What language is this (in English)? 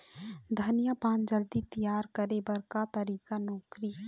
Chhattisgarhi